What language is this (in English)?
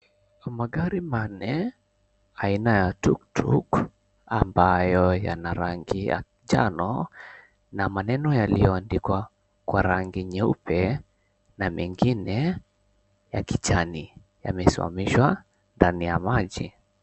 Swahili